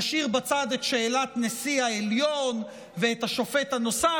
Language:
Hebrew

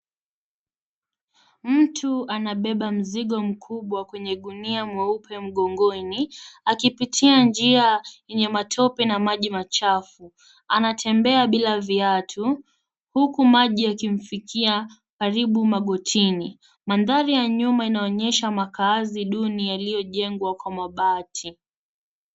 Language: Swahili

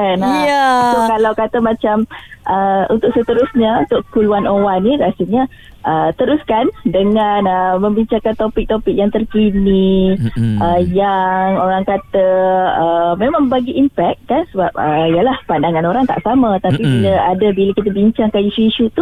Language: Malay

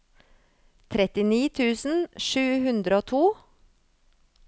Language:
Norwegian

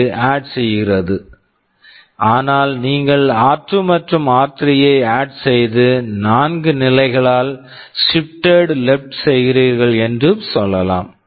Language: Tamil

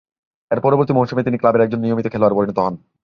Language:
Bangla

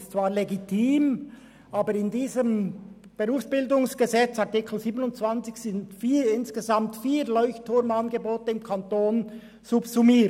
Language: Swiss German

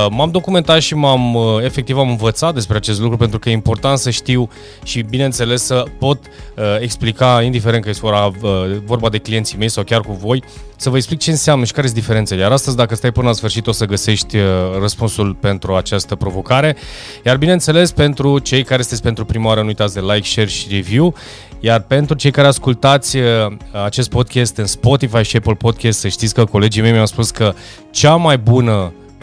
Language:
Romanian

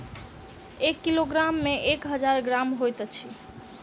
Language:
Maithili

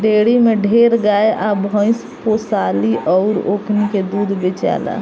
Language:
Bhojpuri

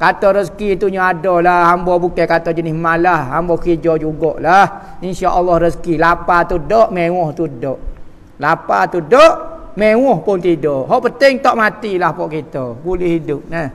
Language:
Malay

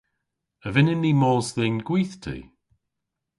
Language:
Cornish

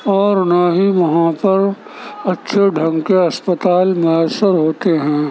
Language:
Urdu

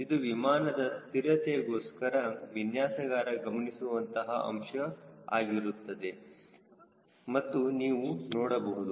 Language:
Kannada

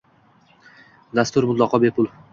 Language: Uzbek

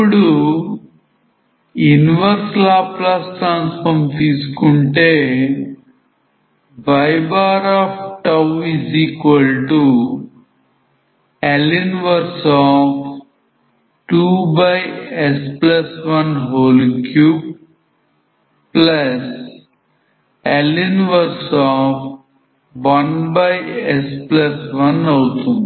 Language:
Telugu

